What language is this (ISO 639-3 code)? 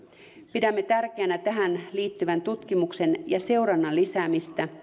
fin